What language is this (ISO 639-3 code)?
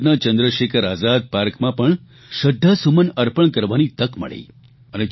guj